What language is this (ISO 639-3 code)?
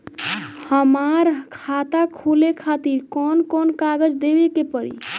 bho